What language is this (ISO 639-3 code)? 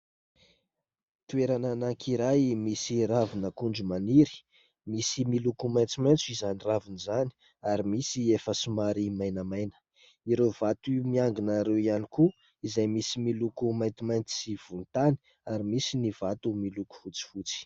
mlg